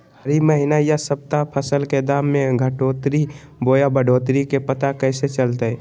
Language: Magahi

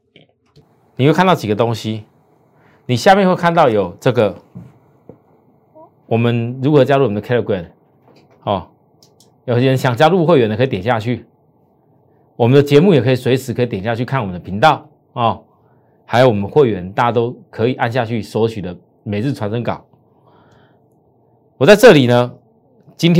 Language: Chinese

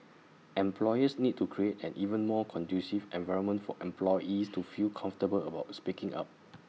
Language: English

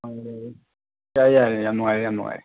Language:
Manipuri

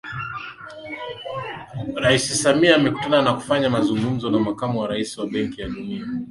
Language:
Swahili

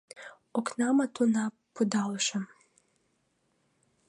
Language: Mari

